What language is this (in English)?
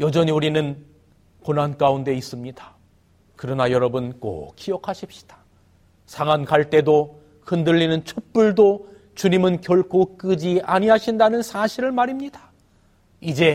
Korean